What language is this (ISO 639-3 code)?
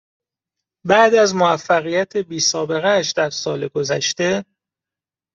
fas